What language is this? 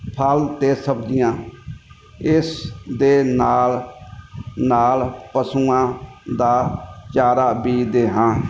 Punjabi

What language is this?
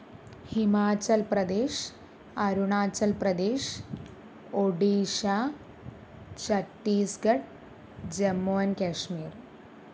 Malayalam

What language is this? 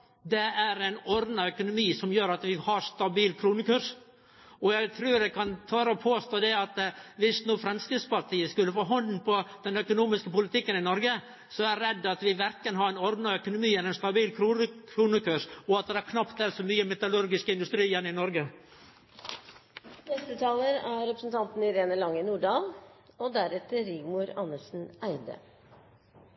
Norwegian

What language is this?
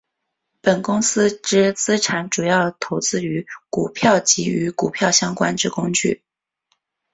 Chinese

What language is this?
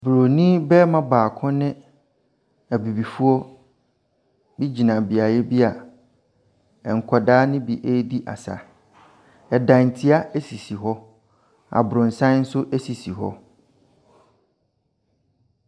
Akan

